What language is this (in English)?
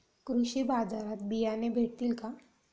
Marathi